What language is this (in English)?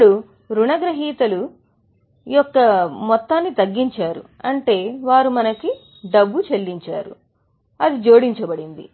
Telugu